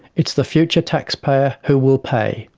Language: English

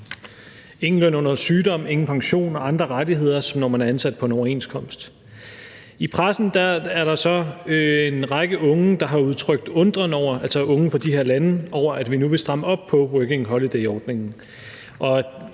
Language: Danish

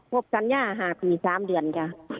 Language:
Thai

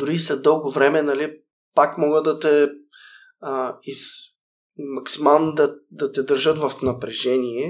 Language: Bulgarian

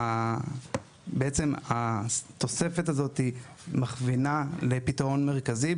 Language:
Hebrew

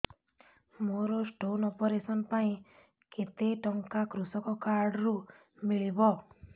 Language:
Odia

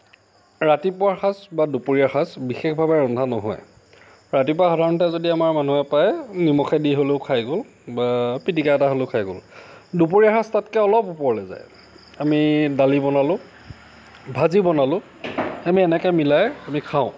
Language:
Assamese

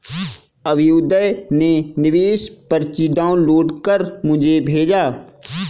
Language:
Hindi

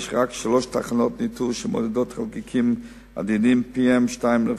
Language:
Hebrew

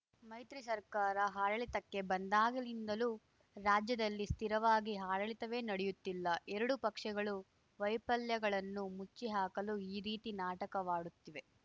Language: Kannada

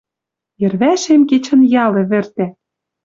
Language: Western Mari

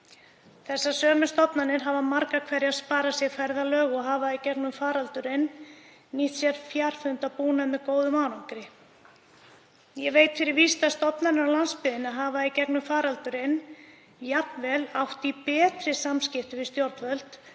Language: Icelandic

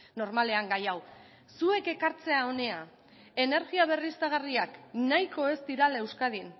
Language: Basque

